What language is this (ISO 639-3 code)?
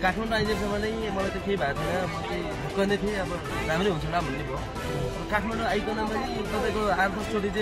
kor